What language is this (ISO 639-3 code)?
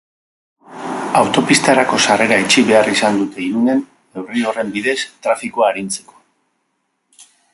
eus